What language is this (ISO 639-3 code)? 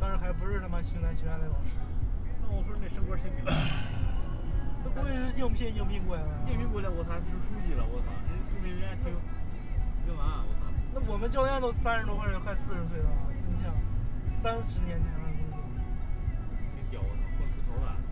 zho